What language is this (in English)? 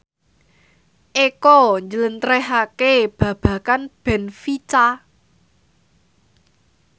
Javanese